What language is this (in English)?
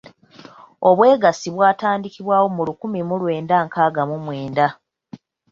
Ganda